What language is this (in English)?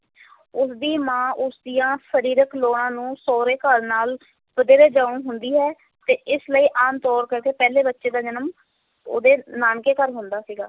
Punjabi